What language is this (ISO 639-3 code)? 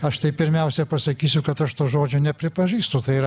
lit